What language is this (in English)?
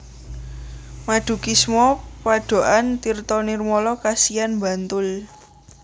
Javanese